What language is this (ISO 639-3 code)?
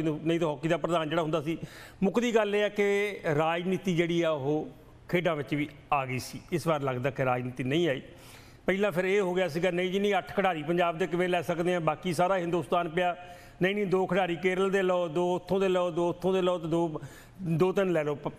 hin